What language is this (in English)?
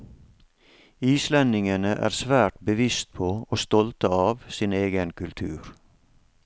Norwegian